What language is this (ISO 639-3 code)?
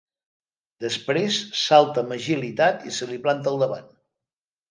cat